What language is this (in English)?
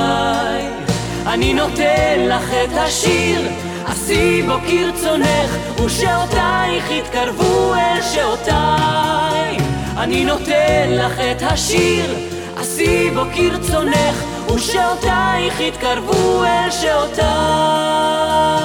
Hebrew